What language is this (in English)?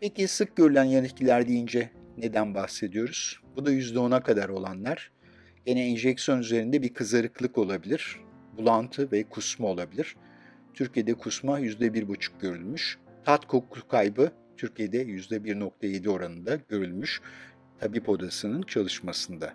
Turkish